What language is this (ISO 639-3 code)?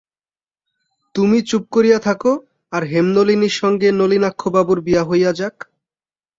ben